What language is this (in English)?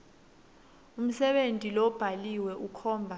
Swati